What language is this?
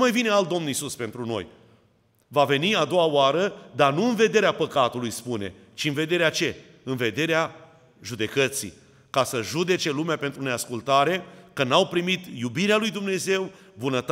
Romanian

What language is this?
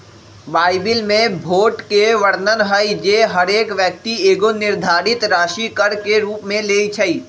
Magahi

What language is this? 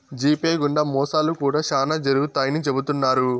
Telugu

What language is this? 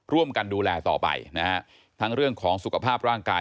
Thai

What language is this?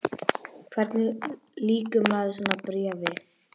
Icelandic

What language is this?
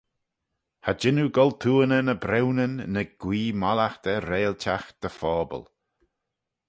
Manx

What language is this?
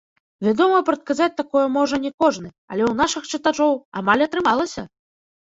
Belarusian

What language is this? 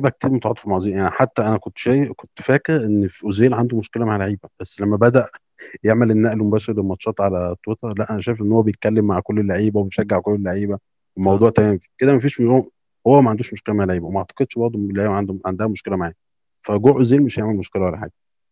Arabic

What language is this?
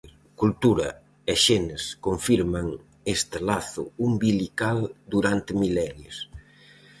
Galician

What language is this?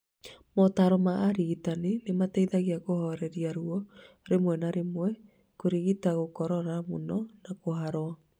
Kikuyu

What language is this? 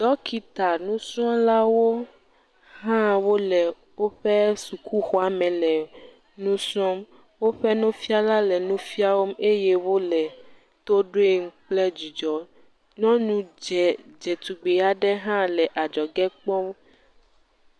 Ewe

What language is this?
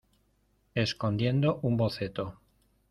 Spanish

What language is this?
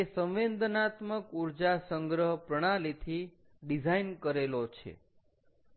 Gujarati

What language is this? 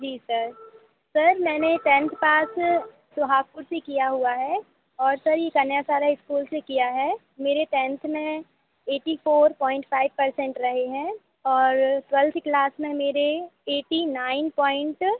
Hindi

